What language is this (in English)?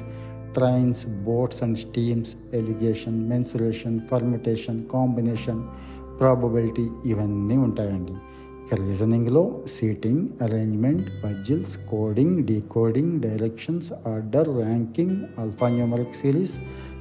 Telugu